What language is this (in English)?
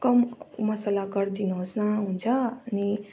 Nepali